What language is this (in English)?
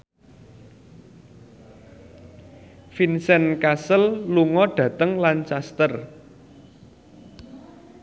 Javanese